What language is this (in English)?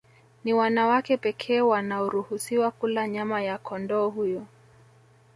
Swahili